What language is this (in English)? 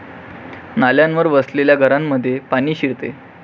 Marathi